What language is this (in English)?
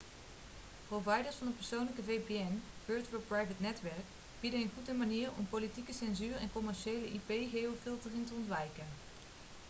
Dutch